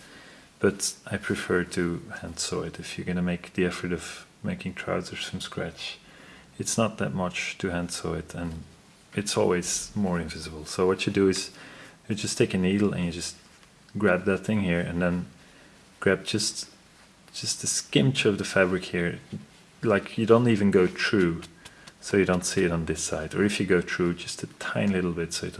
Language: English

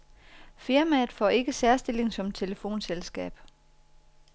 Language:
Danish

